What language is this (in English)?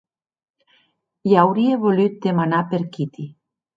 Occitan